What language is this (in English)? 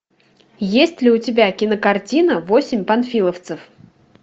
Russian